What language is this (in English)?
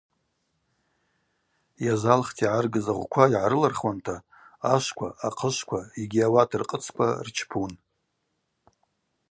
Abaza